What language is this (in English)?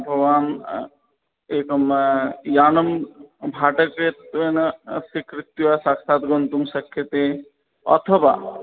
Sanskrit